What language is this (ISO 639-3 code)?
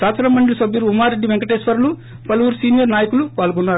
tel